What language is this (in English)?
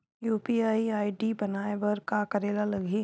Chhattisgarhi